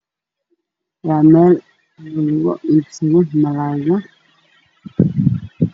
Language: Somali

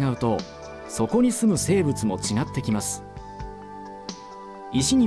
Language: Japanese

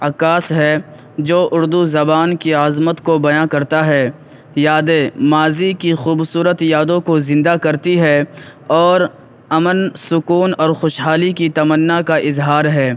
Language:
Urdu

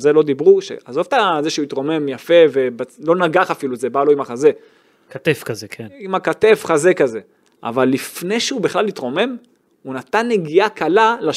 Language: Hebrew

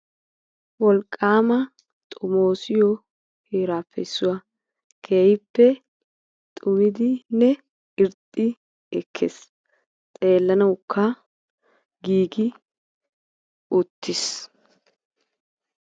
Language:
Wolaytta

